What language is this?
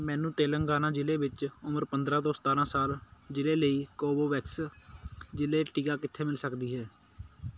Punjabi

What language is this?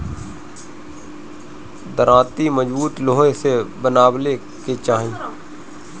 Bhojpuri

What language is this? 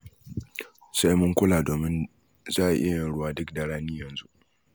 Hausa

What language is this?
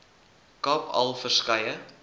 Afrikaans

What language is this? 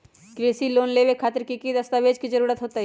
Magahi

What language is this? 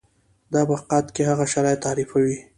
Pashto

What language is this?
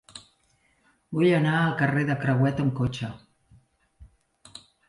Catalan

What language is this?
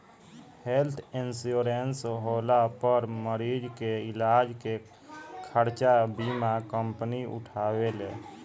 Bhojpuri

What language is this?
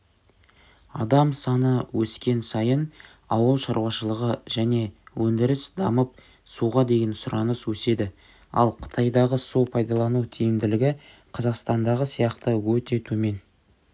Kazakh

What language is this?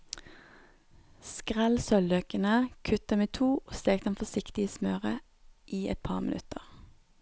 Norwegian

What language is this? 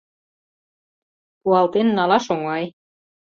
Mari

